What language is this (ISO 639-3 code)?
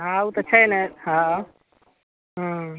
mai